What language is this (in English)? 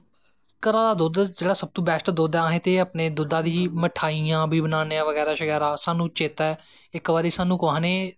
Dogri